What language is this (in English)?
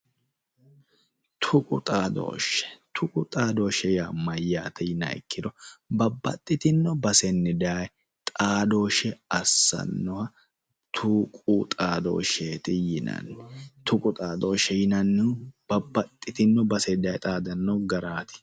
Sidamo